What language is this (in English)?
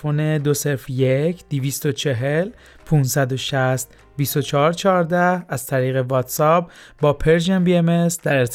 Persian